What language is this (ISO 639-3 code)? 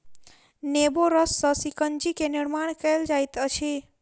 mai